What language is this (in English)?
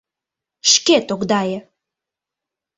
Mari